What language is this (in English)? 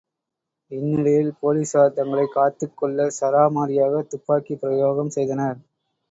Tamil